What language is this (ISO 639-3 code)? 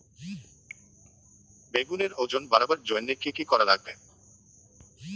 ben